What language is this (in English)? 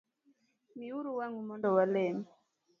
Luo (Kenya and Tanzania)